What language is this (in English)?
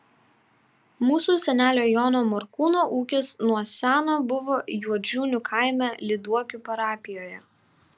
Lithuanian